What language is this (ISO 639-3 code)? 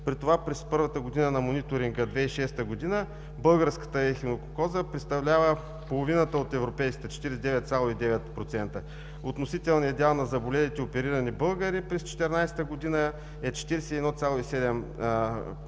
bul